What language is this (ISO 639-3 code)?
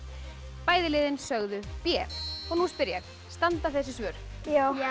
isl